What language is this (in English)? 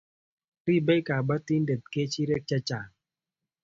Kalenjin